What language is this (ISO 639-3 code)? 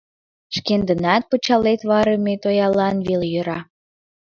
chm